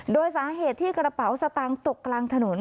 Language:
Thai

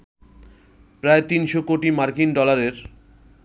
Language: Bangla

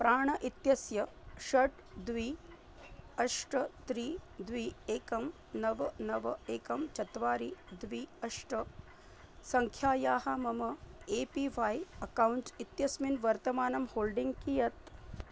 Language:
Sanskrit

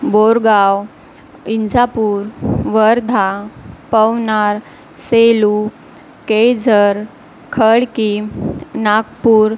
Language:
Marathi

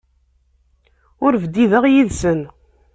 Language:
Kabyle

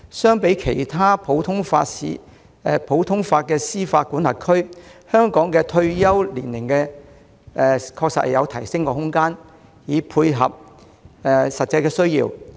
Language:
Cantonese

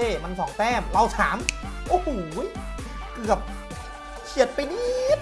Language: Thai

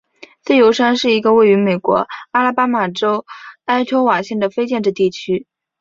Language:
Chinese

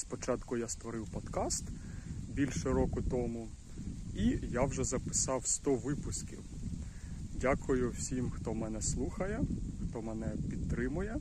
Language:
Ukrainian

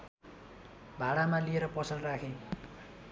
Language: Nepali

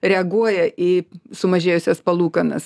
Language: Lithuanian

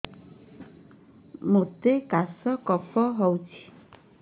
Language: Odia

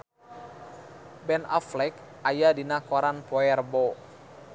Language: Sundanese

